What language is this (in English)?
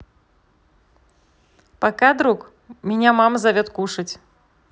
Russian